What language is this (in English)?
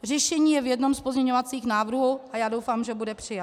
Czech